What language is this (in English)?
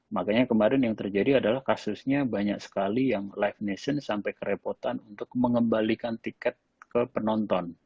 Indonesian